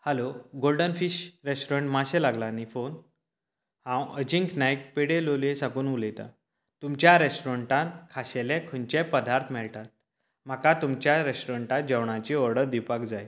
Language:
Konkani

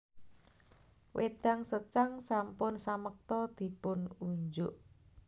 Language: Javanese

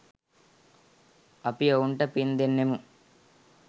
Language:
Sinhala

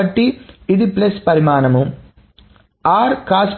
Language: Telugu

